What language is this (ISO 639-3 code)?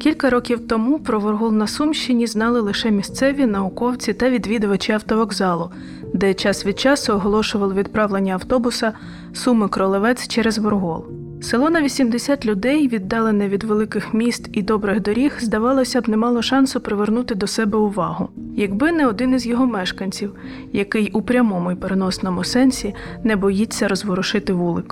ukr